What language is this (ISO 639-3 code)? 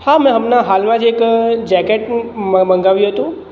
guj